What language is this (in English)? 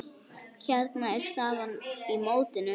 Icelandic